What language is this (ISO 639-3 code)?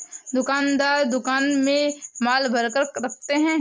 hin